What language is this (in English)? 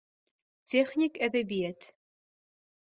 Bashkir